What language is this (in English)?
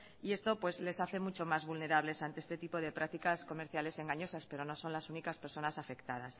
Spanish